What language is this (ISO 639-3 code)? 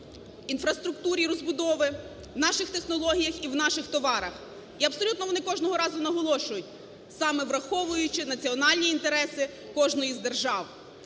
ukr